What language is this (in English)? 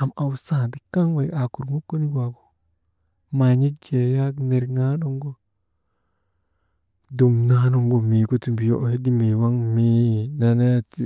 Maba